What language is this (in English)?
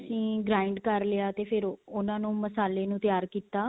Punjabi